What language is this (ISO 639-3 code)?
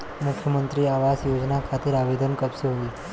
bho